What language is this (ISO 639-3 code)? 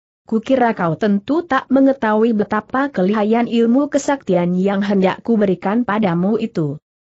ind